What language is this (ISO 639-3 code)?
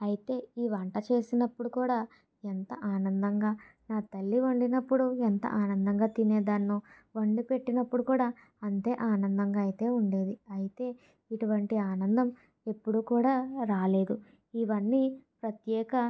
tel